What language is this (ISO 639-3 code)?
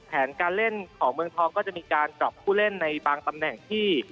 tha